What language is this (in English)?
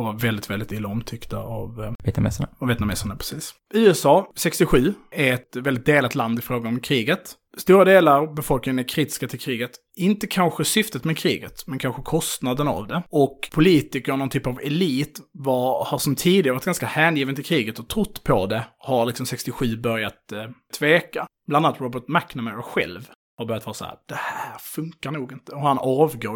Swedish